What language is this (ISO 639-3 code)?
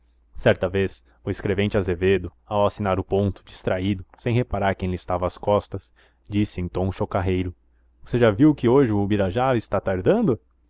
por